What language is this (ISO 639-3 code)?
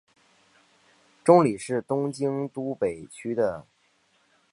zho